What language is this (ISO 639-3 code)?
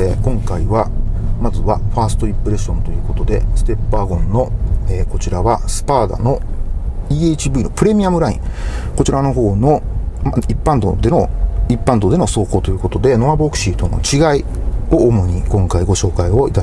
jpn